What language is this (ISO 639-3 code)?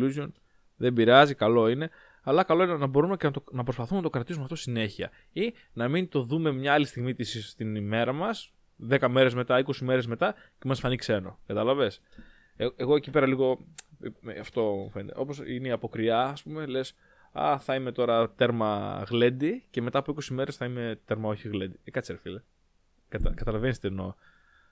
ell